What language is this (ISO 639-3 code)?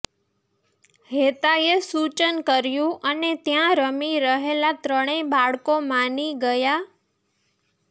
guj